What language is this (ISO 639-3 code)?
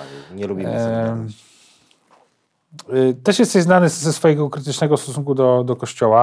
pol